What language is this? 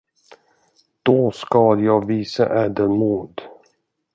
Swedish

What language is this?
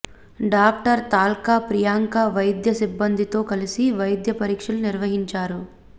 Telugu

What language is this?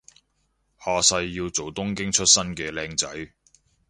Cantonese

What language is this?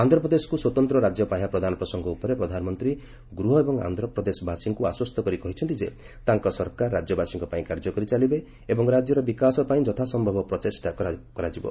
Odia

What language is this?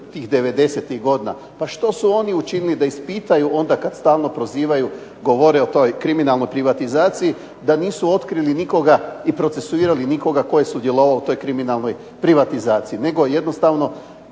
Croatian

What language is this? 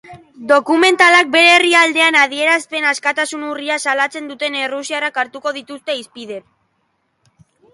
Basque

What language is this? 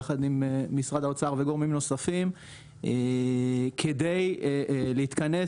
Hebrew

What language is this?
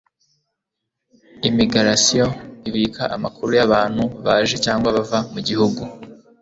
Kinyarwanda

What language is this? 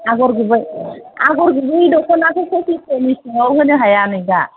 Bodo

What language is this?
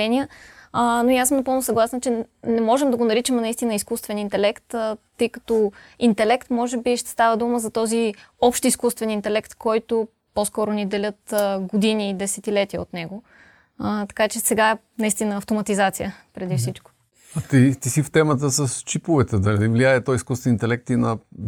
Bulgarian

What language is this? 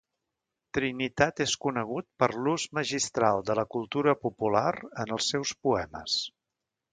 Catalan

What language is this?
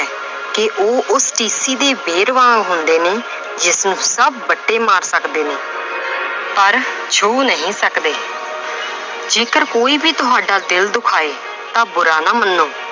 Punjabi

